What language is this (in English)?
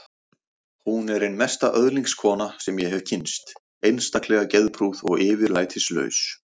Icelandic